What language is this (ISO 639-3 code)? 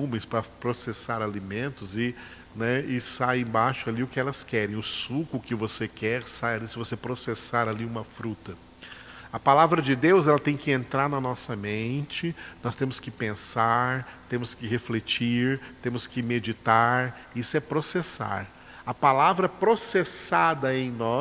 por